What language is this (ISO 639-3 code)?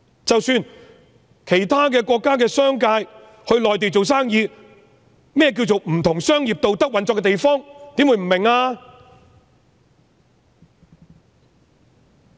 yue